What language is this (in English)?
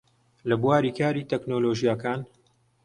Central Kurdish